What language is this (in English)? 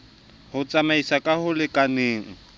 Southern Sotho